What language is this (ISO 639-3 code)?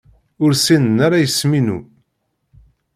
kab